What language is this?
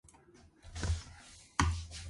Georgian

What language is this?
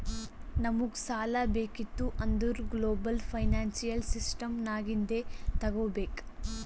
Kannada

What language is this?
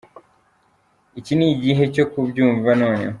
Kinyarwanda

